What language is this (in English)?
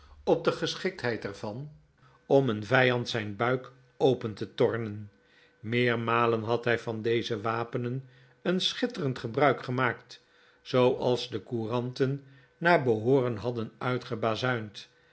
Dutch